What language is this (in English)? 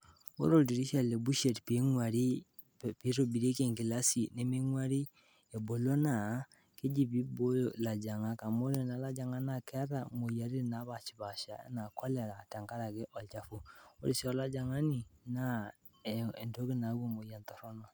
Masai